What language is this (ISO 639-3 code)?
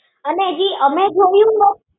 guj